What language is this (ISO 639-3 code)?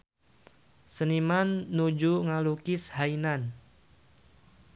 sun